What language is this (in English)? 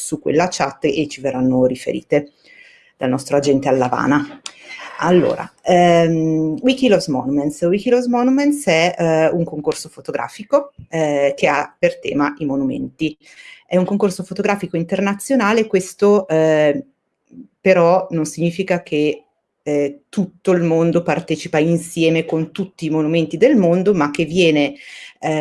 Italian